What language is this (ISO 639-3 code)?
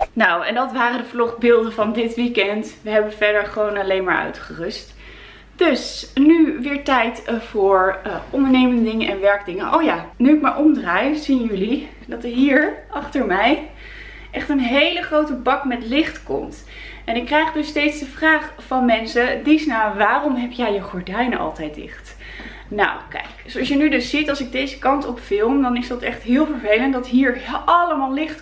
nld